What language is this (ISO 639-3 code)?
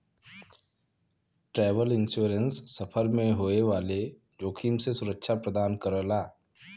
bho